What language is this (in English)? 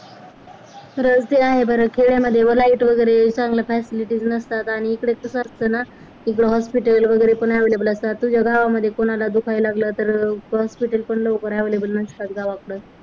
Marathi